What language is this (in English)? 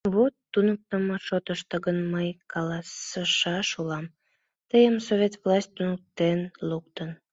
Mari